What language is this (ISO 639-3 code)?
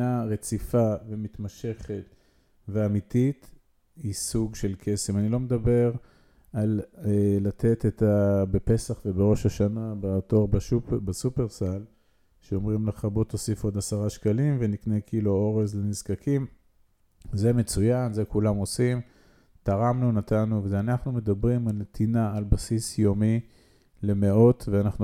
heb